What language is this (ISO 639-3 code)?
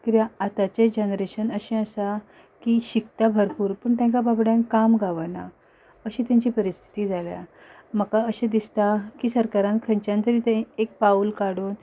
kok